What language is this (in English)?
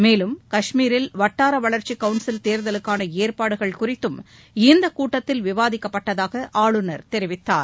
Tamil